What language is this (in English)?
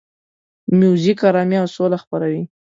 Pashto